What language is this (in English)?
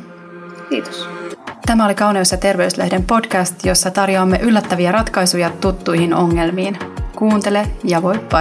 Finnish